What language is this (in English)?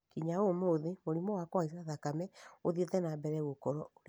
Kikuyu